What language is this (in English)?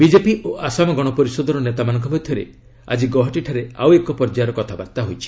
Odia